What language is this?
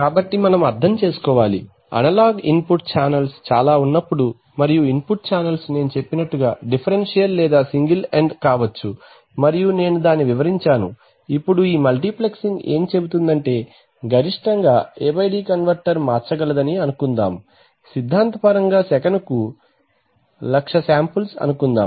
Telugu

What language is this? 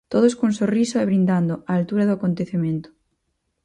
Galician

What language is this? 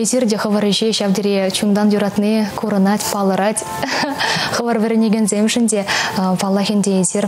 Russian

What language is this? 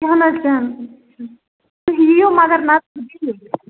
Kashmiri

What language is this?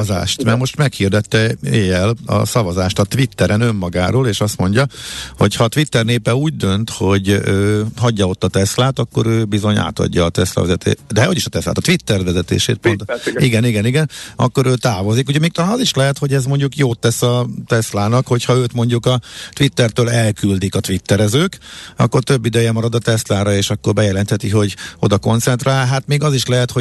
Hungarian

